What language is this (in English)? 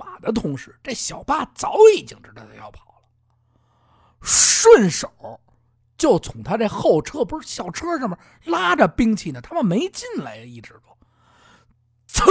Chinese